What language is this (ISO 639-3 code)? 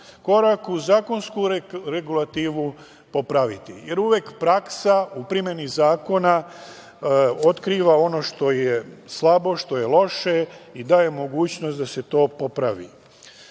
srp